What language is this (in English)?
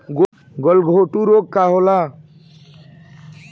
Bhojpuri